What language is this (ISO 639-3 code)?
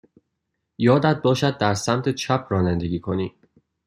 fas